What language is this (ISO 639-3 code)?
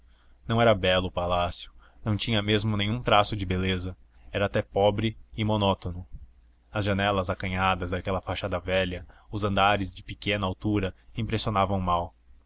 por